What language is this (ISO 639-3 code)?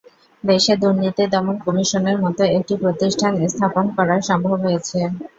ben